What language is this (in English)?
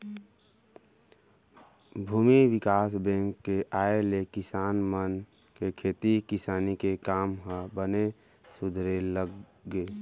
Chhattisgarhi